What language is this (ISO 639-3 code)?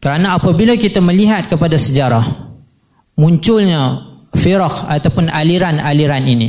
msa